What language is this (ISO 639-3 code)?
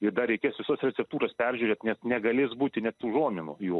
lit